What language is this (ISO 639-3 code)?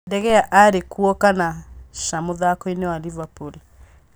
kik